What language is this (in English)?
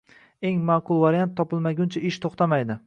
Uzbek